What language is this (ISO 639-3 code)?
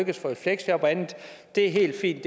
dan